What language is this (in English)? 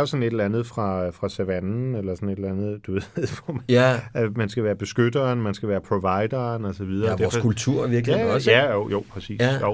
Danish